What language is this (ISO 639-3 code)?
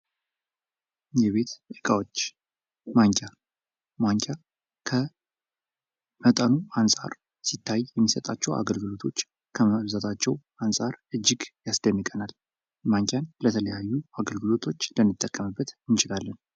amh